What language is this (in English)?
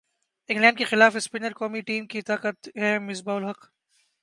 Urdu